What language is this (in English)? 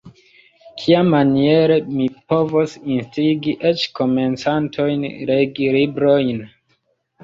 Esperanto